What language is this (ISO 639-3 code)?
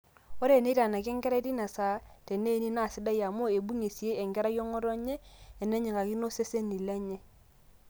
mas